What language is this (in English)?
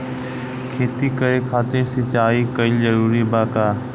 Bhojpuri